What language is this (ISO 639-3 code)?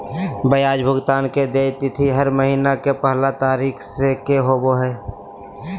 mag